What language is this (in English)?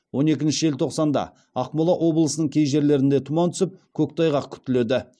Kazakh